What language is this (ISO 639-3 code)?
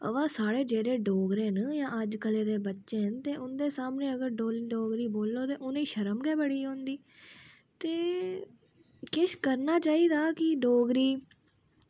doi